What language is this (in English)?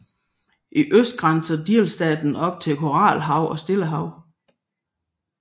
Danish